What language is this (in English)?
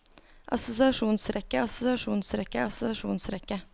Norwegian